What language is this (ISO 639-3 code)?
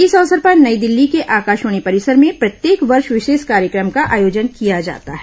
hin